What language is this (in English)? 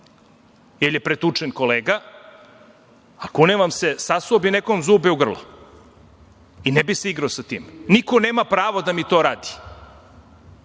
Serbian